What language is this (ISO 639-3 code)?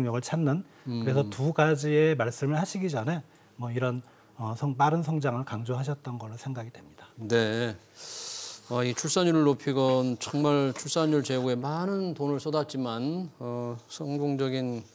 kor